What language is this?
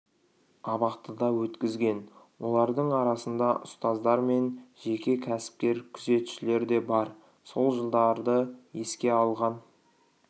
Kazakh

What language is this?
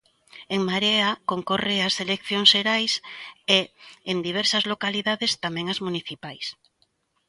Galician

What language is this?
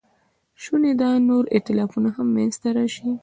Pashto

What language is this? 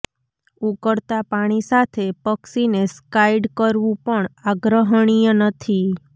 Gujarati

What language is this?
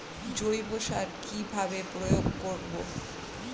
Bangla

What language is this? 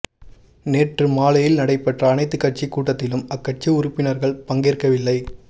Tamil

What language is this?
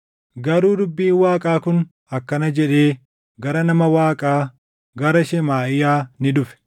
Oromo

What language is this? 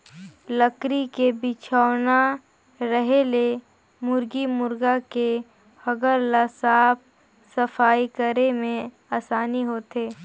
Chhattisgarhi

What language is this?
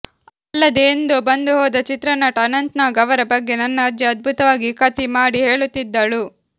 Kannada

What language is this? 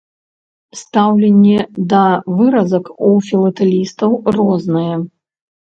Belarusian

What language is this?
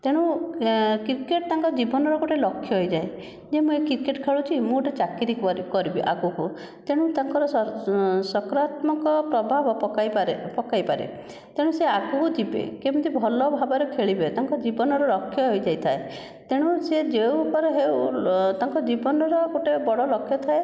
Odia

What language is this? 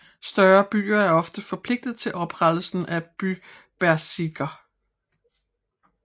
Danish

